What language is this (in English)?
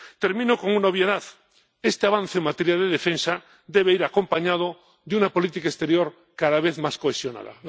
Spanish